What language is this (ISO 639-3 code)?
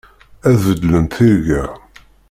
kab